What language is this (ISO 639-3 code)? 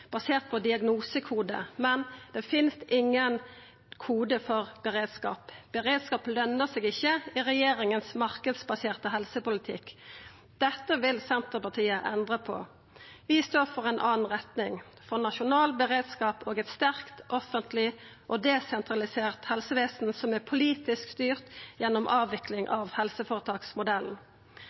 nno